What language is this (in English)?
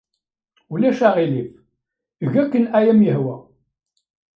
Kabyle